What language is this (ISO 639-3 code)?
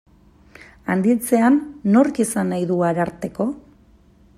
eus